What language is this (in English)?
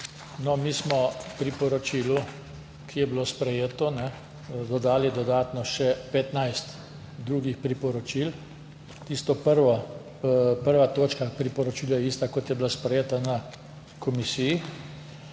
Slovenian